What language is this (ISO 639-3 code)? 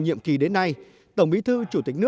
vie